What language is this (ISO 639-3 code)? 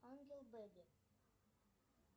rus